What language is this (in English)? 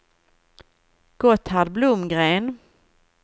Swedish